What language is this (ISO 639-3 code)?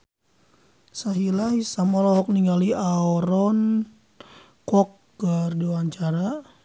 sun